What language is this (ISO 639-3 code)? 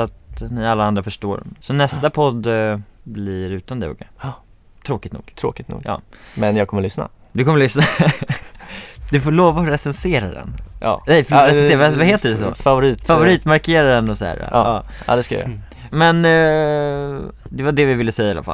swe